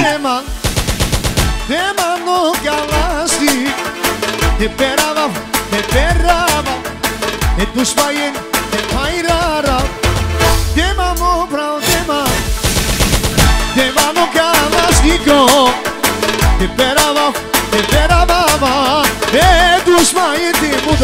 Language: Arabic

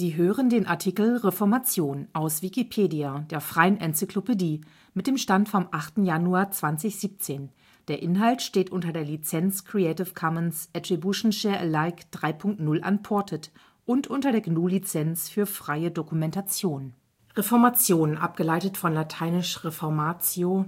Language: German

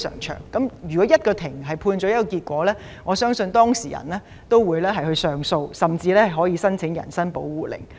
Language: Cantonese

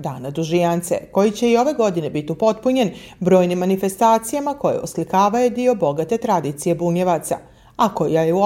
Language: Croatian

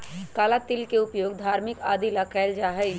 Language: Magahi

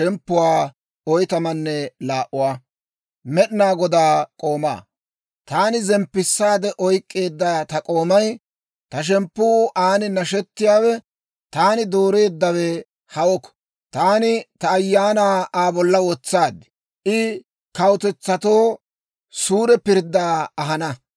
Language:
Dawro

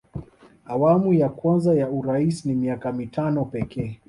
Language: Swahili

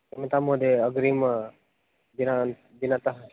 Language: Sanskrit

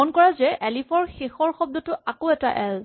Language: Assamese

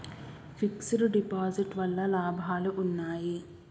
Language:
Telugu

